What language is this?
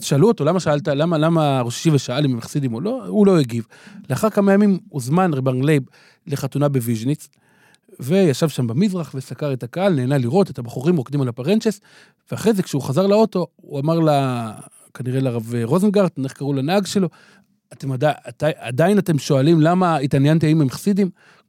Hebrew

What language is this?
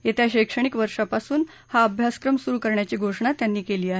Marathi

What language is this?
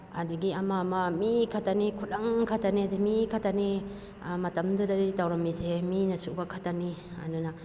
Manipuri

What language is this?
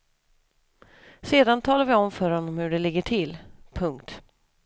Swedish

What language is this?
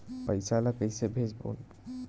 Chhattisgarhi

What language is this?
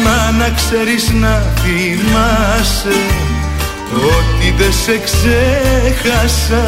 Greek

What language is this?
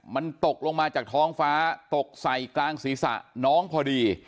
Thai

